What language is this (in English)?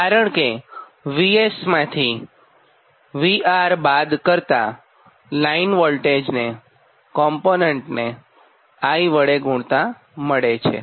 Gujarati